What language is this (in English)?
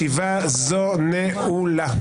Hebrew